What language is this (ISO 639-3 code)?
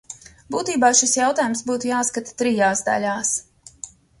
lav